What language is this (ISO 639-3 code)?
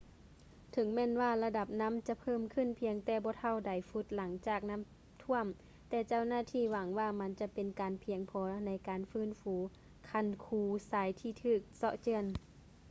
lao